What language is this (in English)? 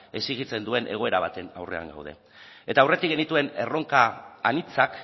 Basque